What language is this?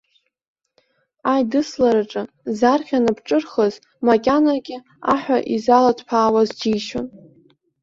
Abkhazian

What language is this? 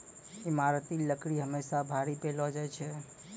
Maithili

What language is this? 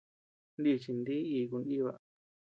Tepeuxila Cuicatec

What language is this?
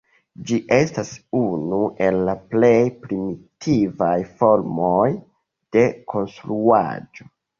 Esperanto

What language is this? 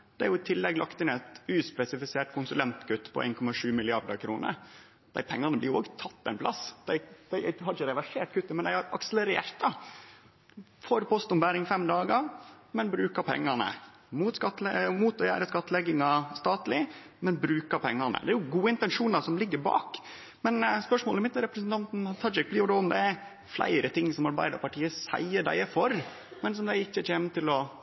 Norwegian Nynorsk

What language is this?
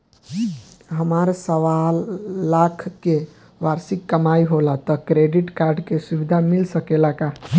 Bhojpuri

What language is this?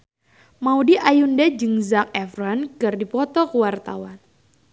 Sundanese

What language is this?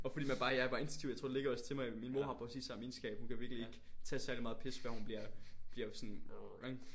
Danish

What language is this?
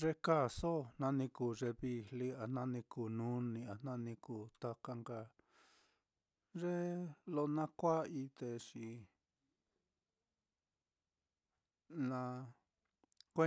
Mitlatongo Mixtec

